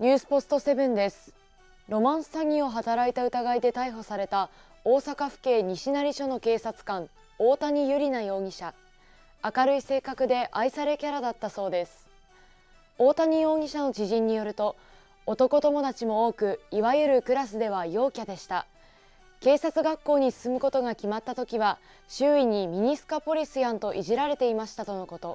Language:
Japanese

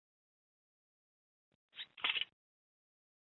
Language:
Chinese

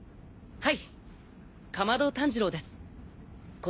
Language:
Japanese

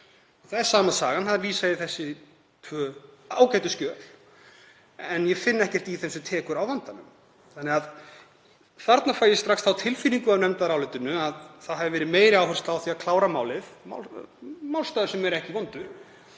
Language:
Icelandic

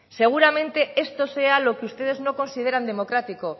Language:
Spanish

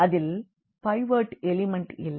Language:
Tamil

